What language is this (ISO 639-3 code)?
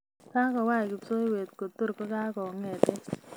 kln